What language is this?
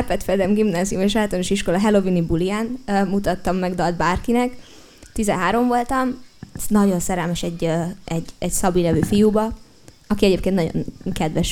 Hungarian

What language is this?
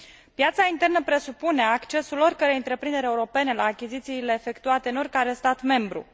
Romanian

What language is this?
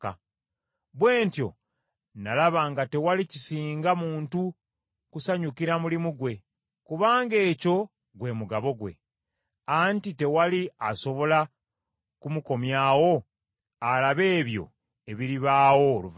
Ganda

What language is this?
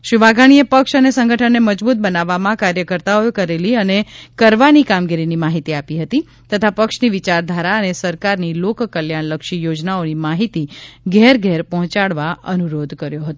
Gujarati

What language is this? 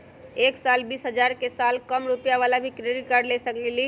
Magahi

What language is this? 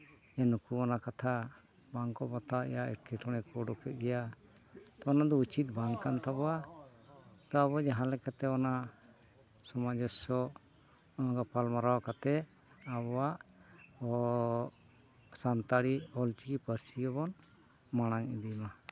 Santali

